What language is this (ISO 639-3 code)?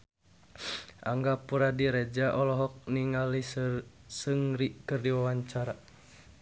sun